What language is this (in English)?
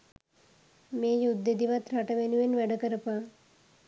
Sinhala